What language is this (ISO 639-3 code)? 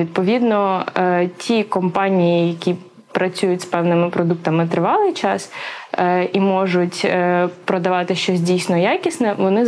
ukr